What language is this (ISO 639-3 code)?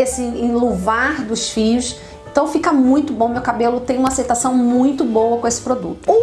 por